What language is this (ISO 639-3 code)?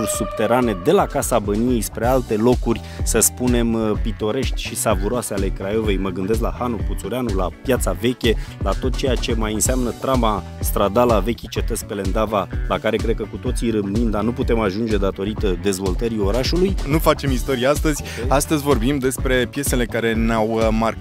ron